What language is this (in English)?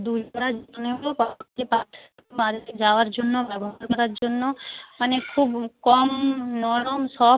Bangla